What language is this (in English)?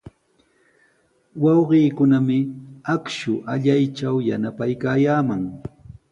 Sihuas Ancash Quechua